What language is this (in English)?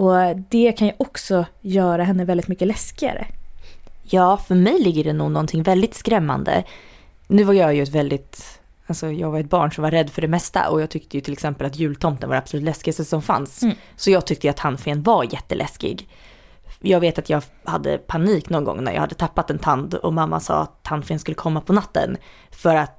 Swedish